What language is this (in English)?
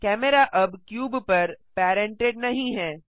Hindi